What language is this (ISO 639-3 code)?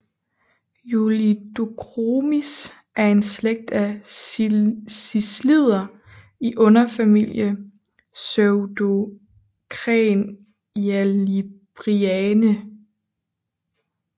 dan